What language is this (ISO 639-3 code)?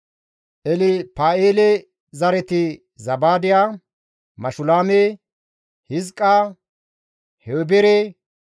gmv